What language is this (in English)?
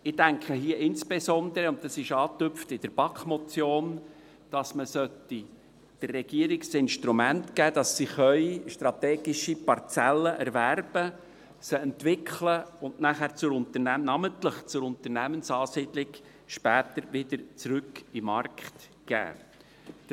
Swiss German